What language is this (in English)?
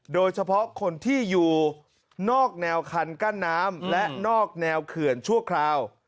Thai